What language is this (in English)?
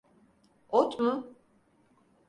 Turkish